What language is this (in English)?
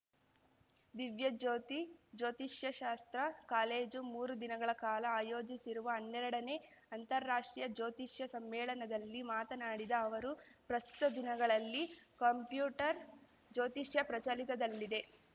Kannada